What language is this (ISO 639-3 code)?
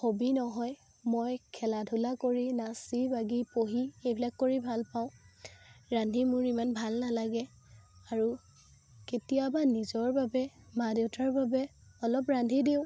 asm